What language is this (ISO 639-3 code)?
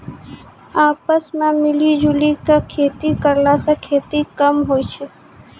mai